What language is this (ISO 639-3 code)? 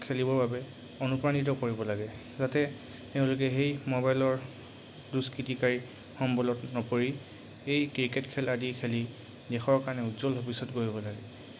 asm